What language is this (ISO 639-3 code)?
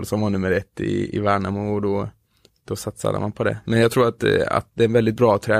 swe